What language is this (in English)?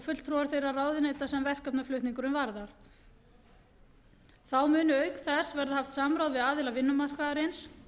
Icelandic